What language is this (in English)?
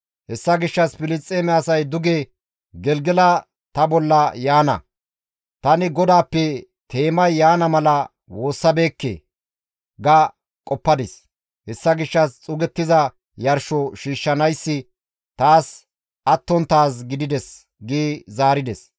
Gamo